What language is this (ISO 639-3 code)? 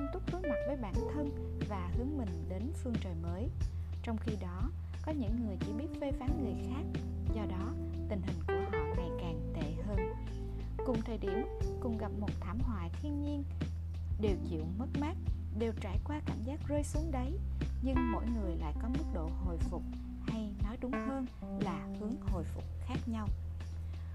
vie